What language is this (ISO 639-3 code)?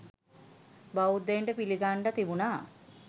sin